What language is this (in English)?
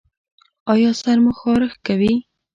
Pashto